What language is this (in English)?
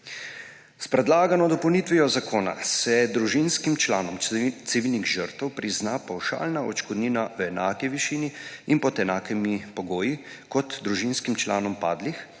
Slovenian